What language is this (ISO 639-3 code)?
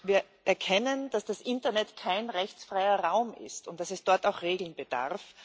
deu